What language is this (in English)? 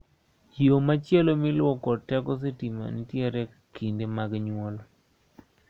Luo (Kenya and Tanzania)